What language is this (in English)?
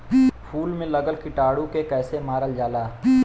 Bhojpuri